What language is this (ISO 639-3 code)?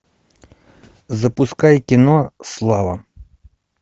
rus